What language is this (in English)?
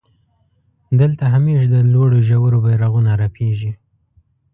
Pashto